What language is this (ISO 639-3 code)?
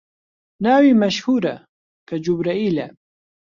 ckb